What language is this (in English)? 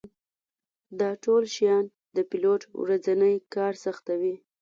Pashto